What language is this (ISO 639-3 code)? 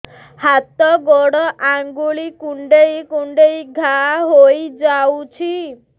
ori